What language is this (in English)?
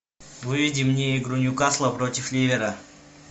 Russian